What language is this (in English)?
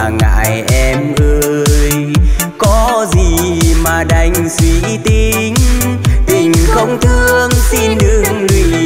Vietnamese